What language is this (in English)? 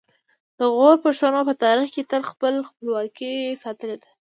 Pashto